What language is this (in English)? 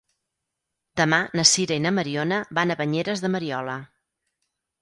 Catalan